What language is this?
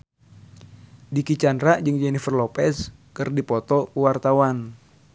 Sundanese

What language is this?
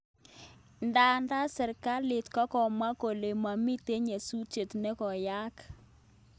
Kalenjin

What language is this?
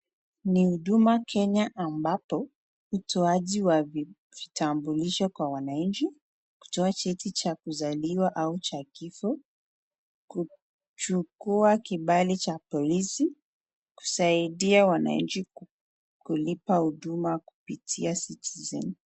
Swahili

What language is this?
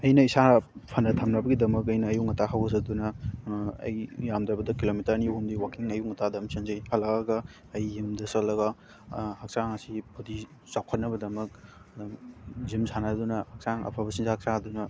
Manipuri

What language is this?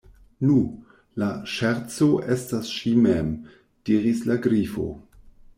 Esperanto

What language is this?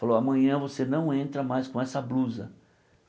Portuguese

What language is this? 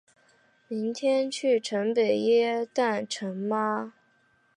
Chinese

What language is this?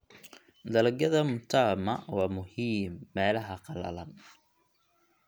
Somali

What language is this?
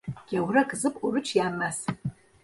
Turkish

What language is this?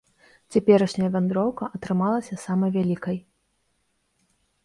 Belarusian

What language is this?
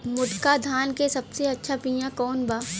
Bhojpuri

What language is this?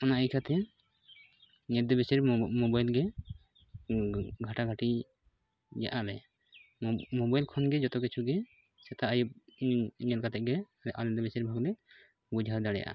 Santali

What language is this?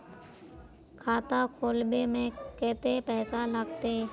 Magahi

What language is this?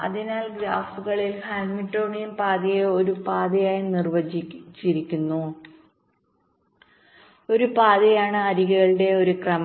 Malayalam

